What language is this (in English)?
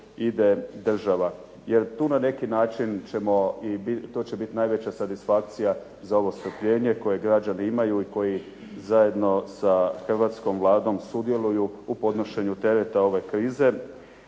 Croatian